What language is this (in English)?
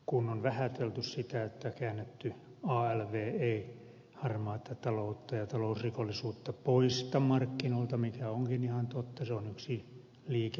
Finnish